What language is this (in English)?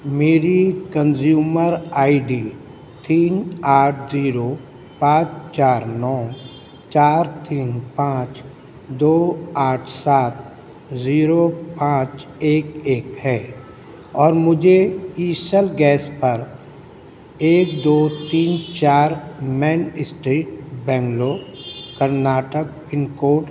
Urdu